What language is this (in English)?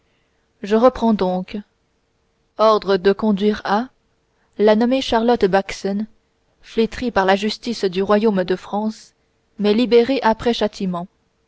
French